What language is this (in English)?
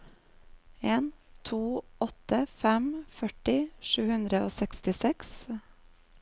Norwegian